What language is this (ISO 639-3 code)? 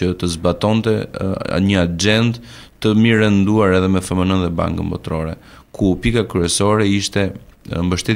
ron